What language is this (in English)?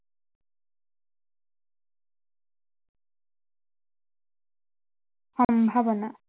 Assamese